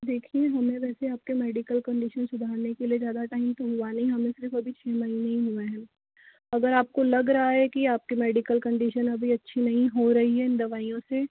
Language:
Hindi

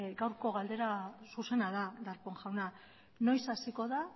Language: Basque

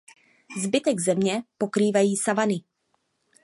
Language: Czech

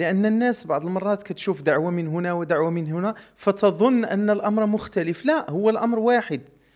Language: Arabic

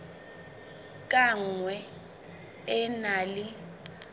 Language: Southern Sotho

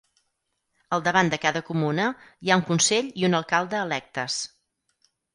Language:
Catalan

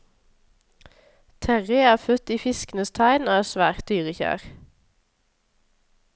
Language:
Norwegian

